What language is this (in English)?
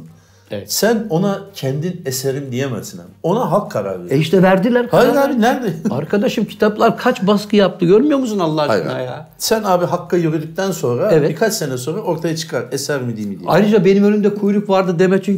Turkish